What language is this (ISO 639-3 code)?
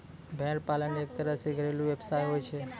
mai